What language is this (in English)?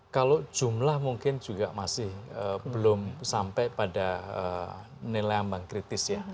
Indonesian